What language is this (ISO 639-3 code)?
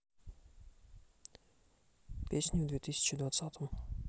rus